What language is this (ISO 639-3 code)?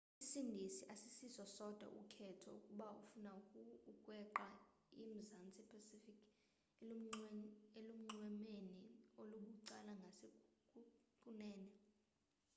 xho